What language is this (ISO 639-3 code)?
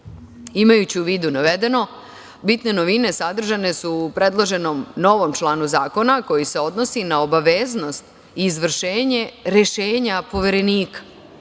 srp